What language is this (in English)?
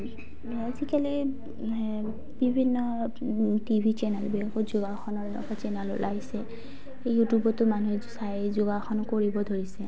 Assamese